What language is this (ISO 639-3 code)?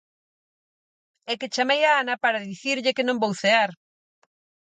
glg